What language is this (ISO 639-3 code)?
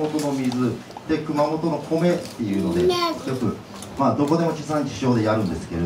jpn